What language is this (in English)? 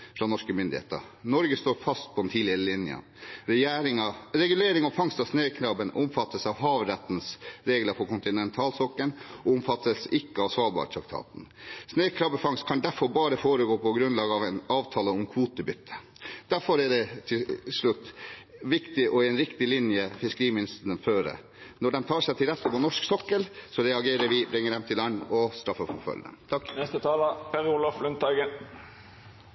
Norwegian Bokmål